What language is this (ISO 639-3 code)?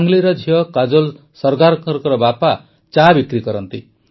ori